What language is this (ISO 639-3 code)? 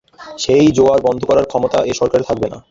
ben